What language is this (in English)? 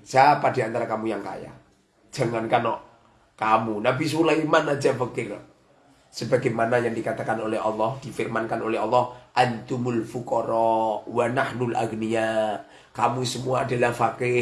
Indonesian